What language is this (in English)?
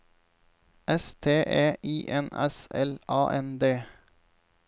Norwegian